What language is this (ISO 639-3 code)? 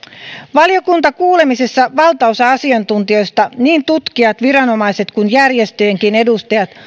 fin